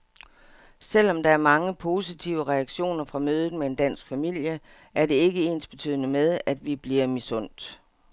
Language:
Danish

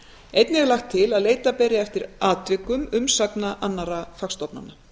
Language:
Icelandic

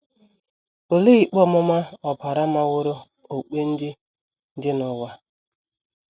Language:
Igbo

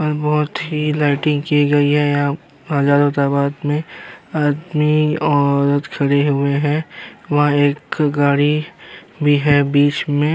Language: Hindi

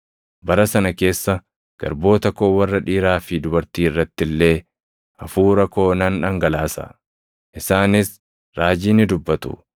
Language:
Oromo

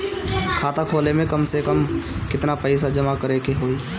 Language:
Bhojpuri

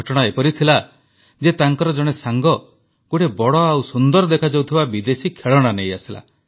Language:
Odia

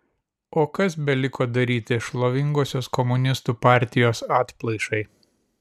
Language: Lithuanian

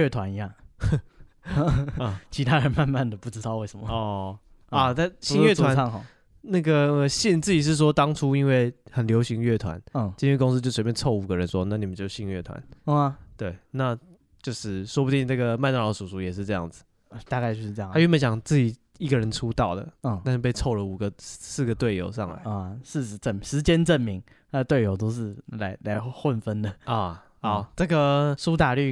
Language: Chinese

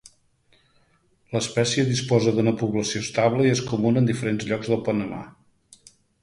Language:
Catalan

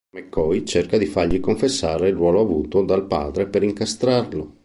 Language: Italian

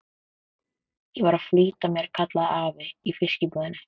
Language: Icelandic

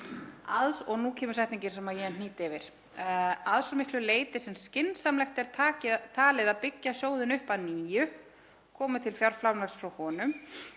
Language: Icelandic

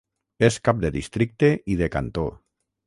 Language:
Catalan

